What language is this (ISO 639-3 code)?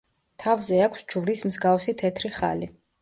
kat